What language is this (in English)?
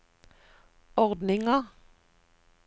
Norwegian